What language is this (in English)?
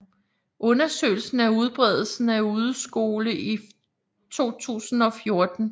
Danish